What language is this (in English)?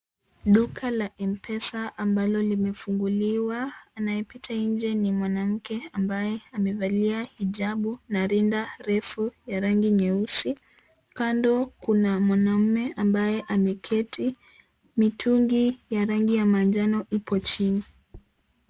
Swahili